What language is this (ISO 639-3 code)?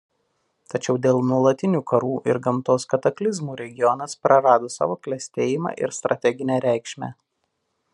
lit